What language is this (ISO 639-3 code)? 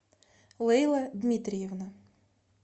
rus